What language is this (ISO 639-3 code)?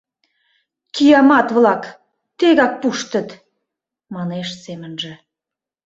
chm